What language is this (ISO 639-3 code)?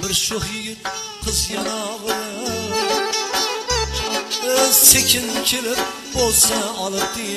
ara